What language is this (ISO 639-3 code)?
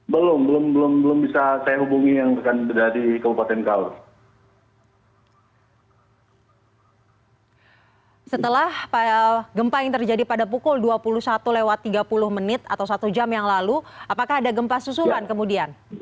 ind